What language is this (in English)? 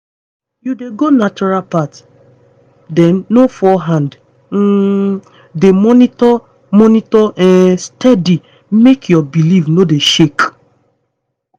Nigerian Pidgin